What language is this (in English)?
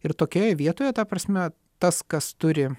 Lithuanian